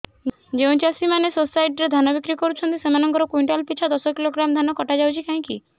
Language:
Odia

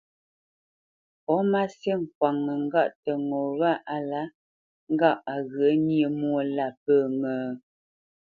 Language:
Bamenyam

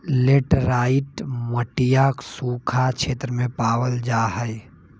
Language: Magahi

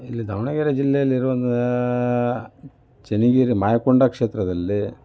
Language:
Kannada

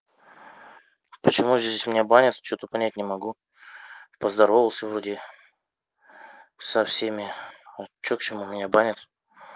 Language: Russian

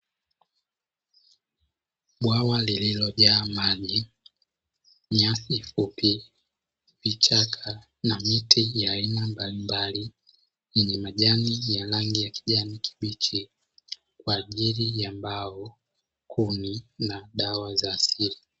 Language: Swahili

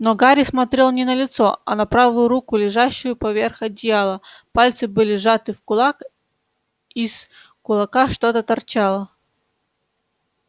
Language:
Russian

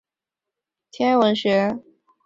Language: Chinese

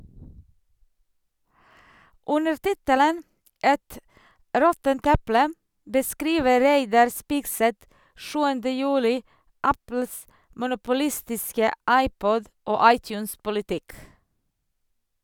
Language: Norwegian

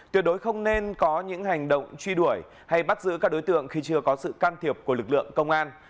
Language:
Vietnamese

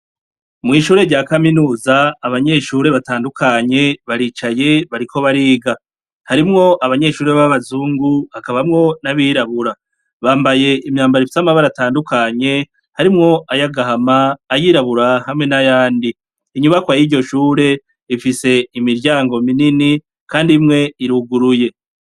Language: Rundi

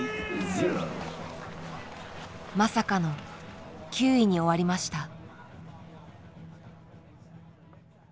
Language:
Japanese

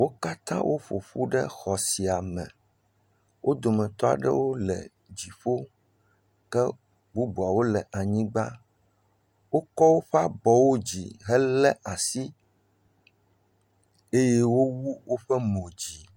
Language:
Ewe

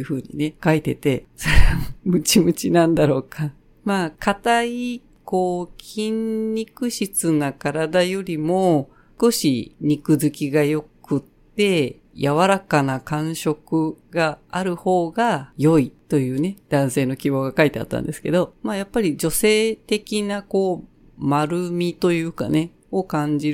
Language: Japanese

